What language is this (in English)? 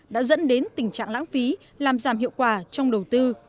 Vietnamese